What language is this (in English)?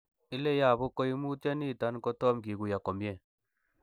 Kalenjin